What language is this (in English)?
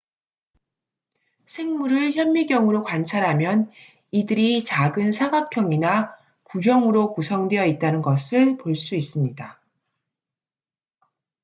Korean